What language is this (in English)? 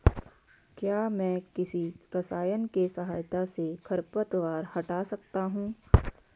Hindi